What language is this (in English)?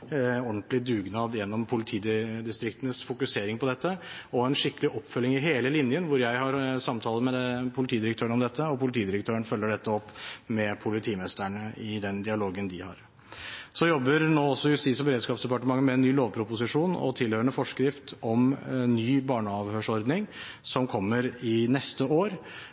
Norwegian Bokmål